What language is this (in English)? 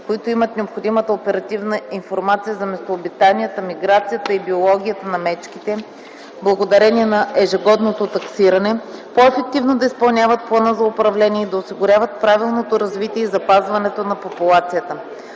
Bulgarian